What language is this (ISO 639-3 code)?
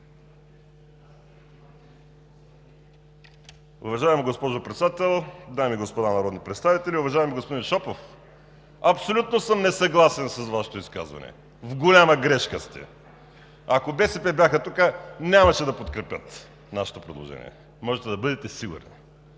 bul